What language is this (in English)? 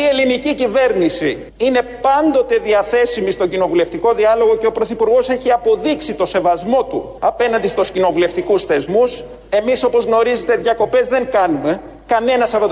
Greek